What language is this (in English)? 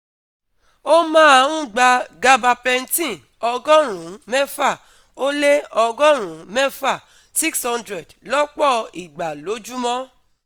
Yoruba